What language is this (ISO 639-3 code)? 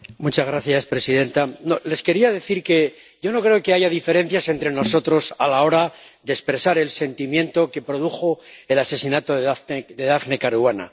spa